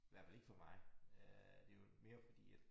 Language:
Danish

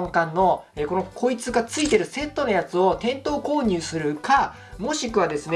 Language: Japanese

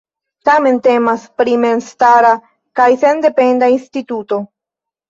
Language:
Esperanto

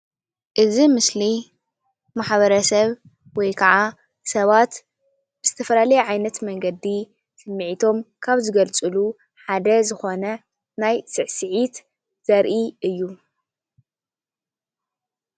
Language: Tigrinya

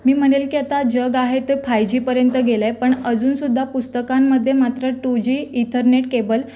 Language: Marathi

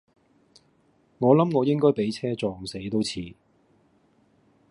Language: Cantonese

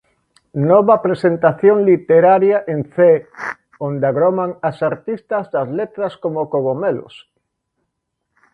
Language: Galician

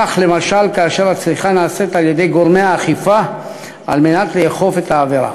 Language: Hebrew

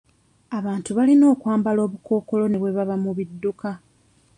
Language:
Ganda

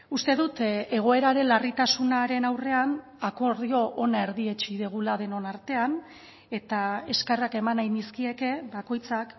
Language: Basque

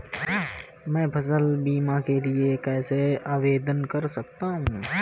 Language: Hindi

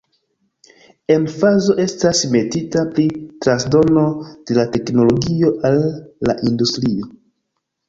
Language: Esperanto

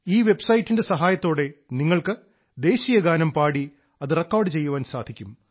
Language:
Malayalam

